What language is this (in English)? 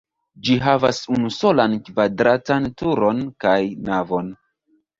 Esperanto